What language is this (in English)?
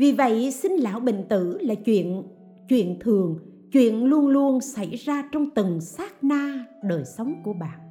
Vietnamese